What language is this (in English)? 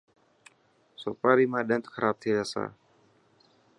Dhatki